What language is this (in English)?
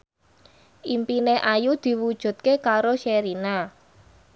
Javanese